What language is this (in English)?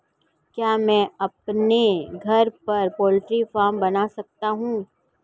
Hindi